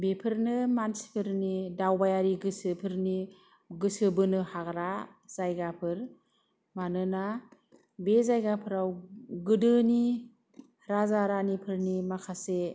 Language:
Bodo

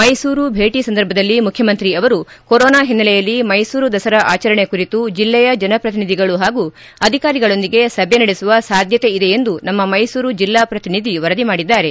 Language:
Kannada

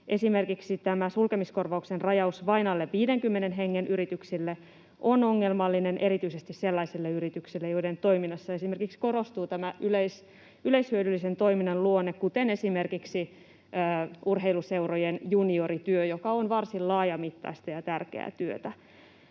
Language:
Finnish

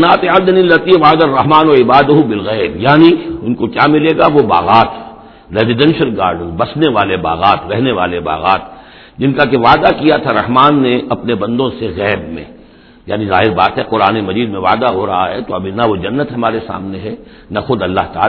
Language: Urdu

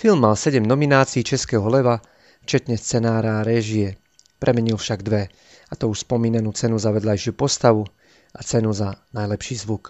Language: Slovak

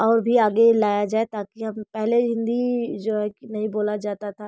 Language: Hindi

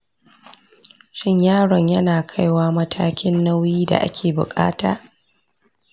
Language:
Hausa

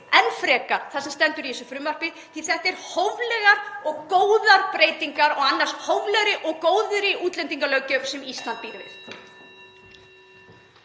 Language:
Icelandic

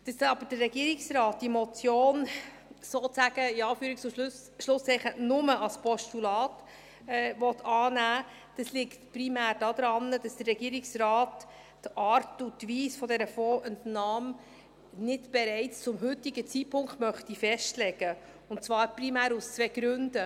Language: Swiss German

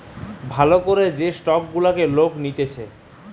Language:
Bangla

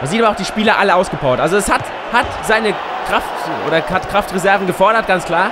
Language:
German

